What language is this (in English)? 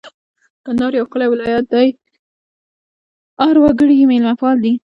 Pashto